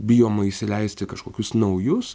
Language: Lithuanian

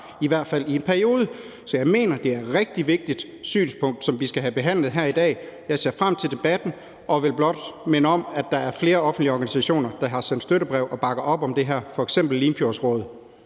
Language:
Danish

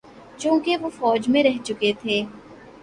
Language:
Urdu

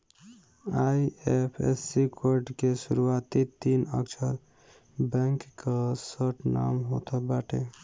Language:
Bhojpuri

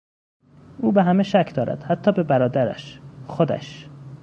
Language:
Persian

